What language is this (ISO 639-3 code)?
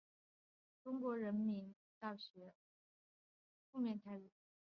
zho